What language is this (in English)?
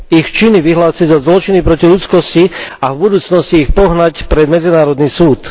Slovak